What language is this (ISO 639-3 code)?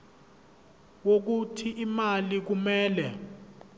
zul